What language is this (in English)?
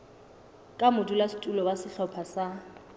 Southern Sotho